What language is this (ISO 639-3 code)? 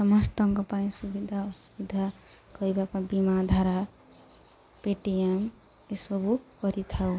ori